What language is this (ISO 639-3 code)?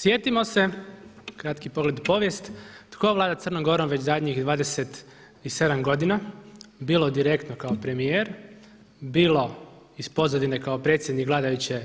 hrv